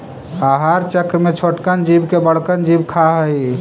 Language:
Magahi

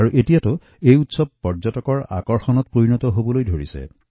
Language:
Assamese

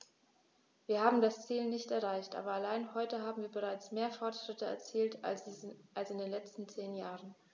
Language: German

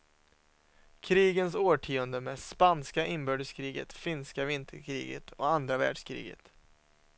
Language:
Swedish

